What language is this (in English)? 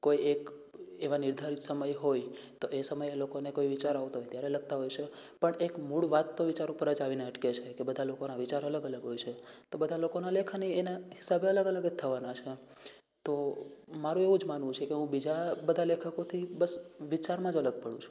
Gujarati